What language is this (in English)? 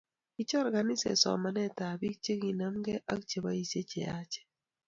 Kalenjin